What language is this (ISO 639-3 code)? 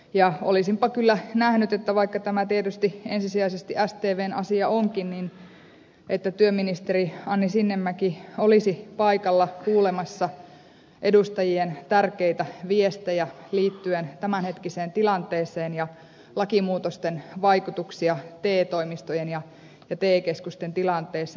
fin